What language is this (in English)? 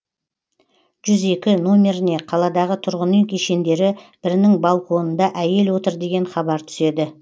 Kazakh